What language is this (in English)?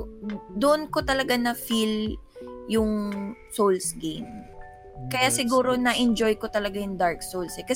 Filipino